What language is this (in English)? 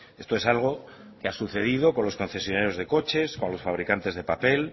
Spanish